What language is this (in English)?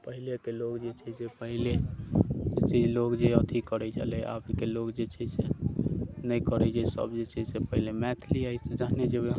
Maithili